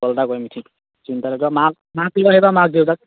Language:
Assamese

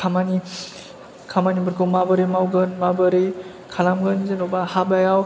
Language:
Bodo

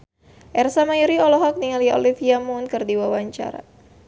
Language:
Sundanese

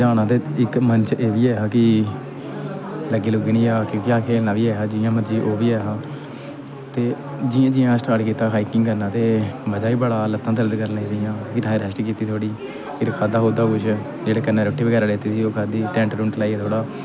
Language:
Dogri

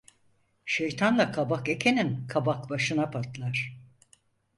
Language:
Turkish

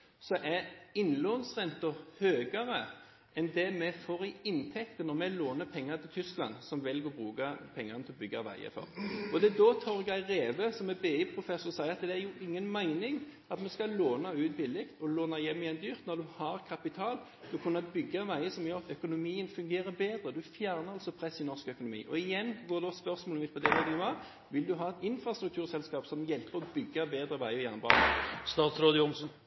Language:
Norwegian Bokmål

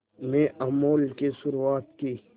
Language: Hindi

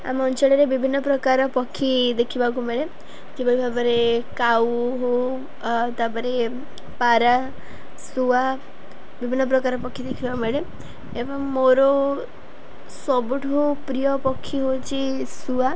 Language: Odia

